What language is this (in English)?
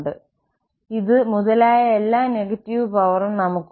Malayalam